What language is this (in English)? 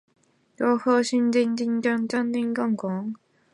Chinese